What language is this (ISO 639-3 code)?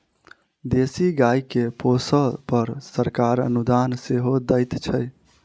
mai